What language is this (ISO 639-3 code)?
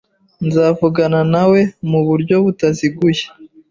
kin